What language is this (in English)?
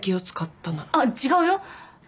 Japanese